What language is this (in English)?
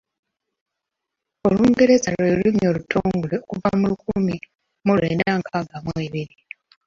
Ganda